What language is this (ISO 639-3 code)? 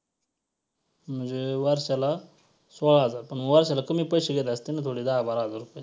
mar